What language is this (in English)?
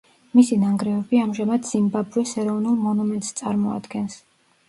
Georgian